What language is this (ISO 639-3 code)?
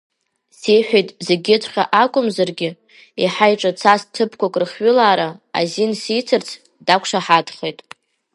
abk